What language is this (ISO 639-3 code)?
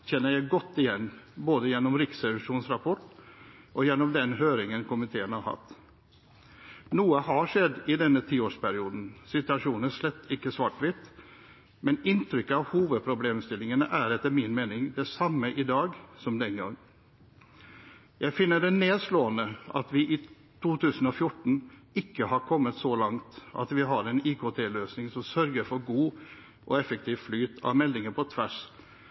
nob